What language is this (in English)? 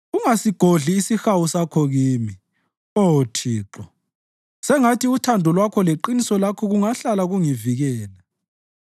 North Ndebele